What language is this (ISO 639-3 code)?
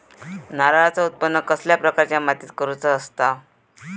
mar